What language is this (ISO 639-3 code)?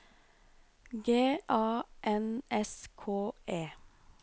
nor